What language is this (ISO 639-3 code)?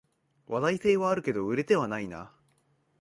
jpn